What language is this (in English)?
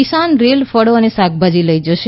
Gujarati